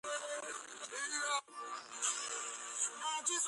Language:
Georgian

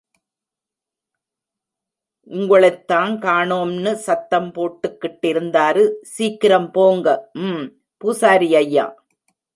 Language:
Tamil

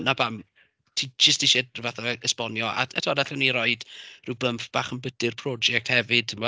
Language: Welsh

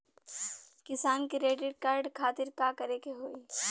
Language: Bhojpuri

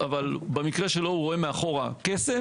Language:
Hebrew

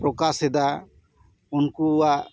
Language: Santali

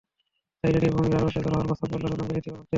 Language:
Bangla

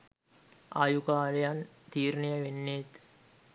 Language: Sinhala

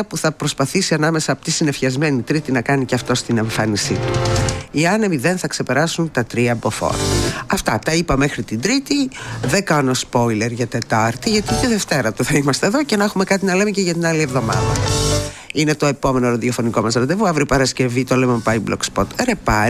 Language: Greek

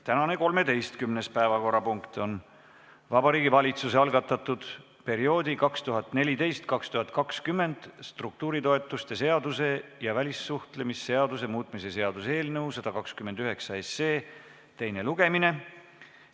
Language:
Estonian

